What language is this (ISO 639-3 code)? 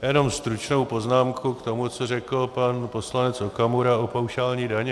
ces